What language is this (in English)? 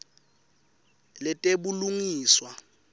Swati